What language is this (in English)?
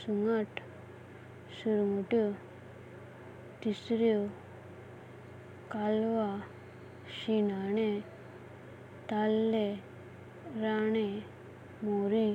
Konkani